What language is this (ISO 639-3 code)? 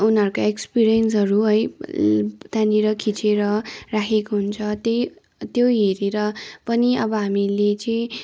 nep